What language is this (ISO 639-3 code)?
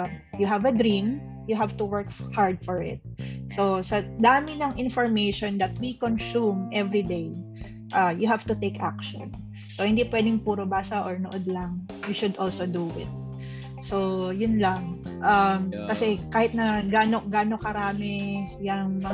fil